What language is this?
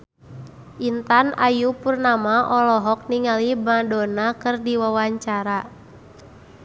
Sundanese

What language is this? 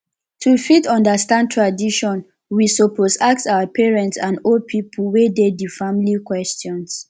Nigerian Pidgin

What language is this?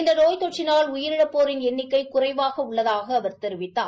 Tamil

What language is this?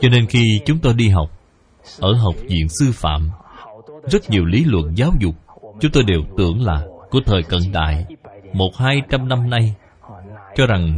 Vietnamese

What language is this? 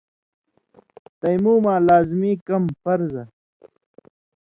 Indus Kohistani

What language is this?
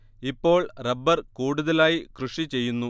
Malayalam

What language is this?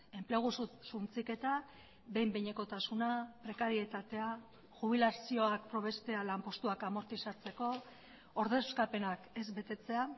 Basque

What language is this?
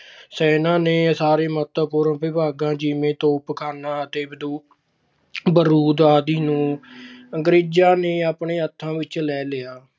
Punjabi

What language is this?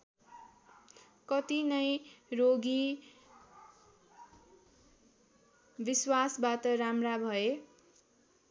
Nepali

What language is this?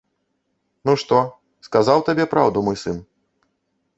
Belarusian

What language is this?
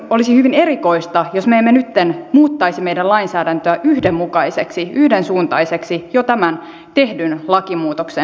Finnish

